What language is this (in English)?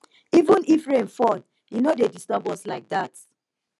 Nigerian Pidgin